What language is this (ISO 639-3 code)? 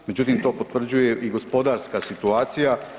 hrv